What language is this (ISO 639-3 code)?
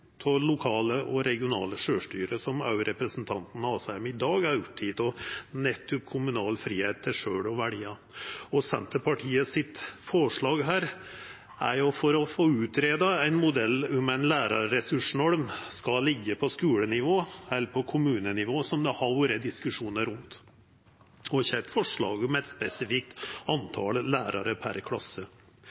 nno